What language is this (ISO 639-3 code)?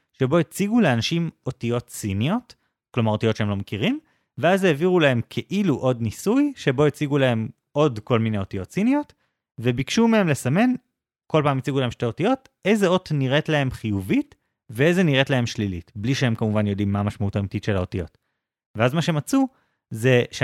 heb